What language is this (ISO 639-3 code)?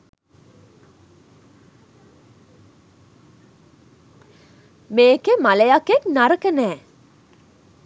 sin